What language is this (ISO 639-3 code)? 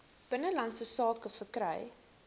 afr